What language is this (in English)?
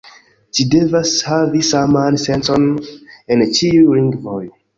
Esperanto